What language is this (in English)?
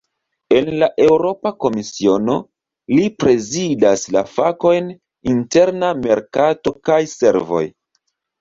Esperanto